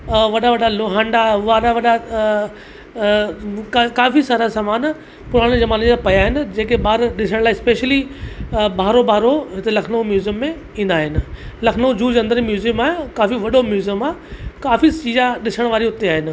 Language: Sindhi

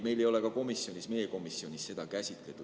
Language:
Estonian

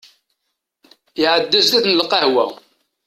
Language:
Kabyle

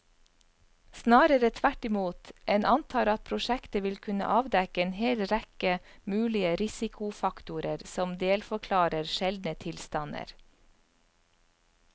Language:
Norwegian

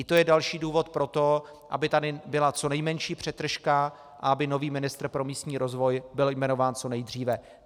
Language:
Czech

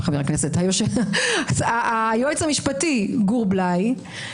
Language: Hebrew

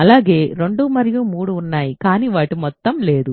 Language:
Telugu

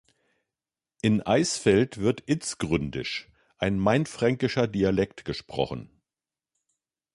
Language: German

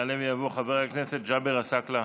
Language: Hebrew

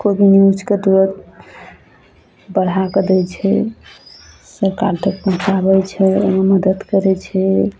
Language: Maithili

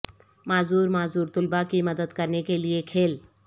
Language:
Urdu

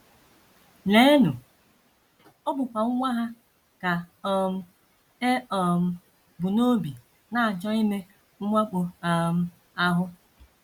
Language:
Igbo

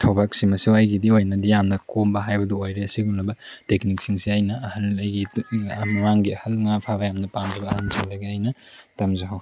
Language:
Manipuri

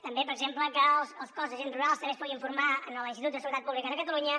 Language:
Catalan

